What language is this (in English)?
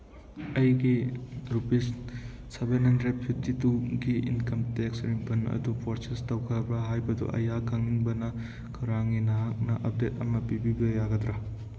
Manipuri